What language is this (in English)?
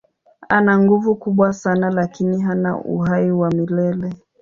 Swahili